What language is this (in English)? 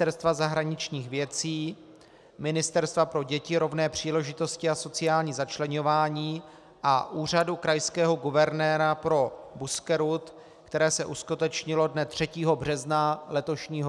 Czech